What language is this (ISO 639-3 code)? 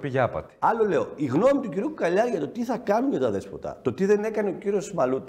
ell